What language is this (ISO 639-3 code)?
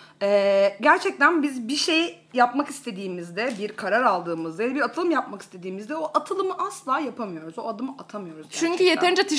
tur